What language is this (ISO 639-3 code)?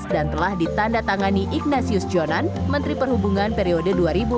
ind